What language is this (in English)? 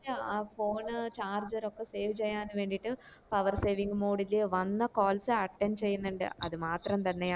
Malayalam